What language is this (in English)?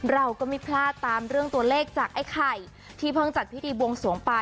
Thai